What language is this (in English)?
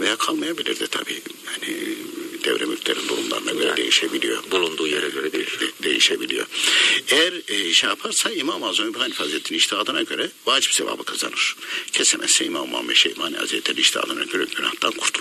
Turkish